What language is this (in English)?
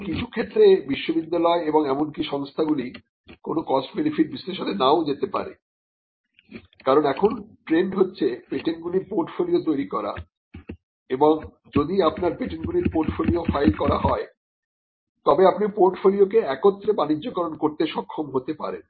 Bangla